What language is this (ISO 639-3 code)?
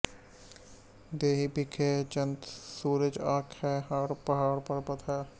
pan